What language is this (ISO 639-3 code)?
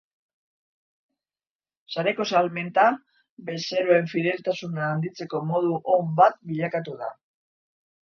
eus